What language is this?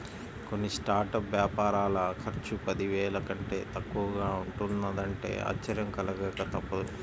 Telugu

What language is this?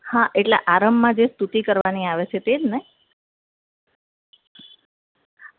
Gujarati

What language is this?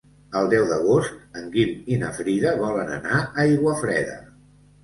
Catalan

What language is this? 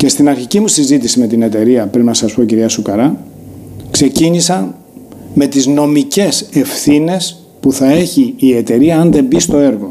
Greek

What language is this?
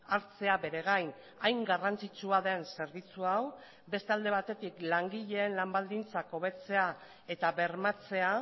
Basque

